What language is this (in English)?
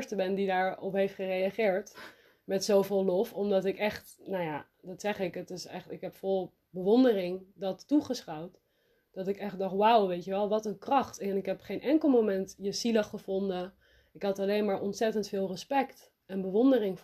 Dutch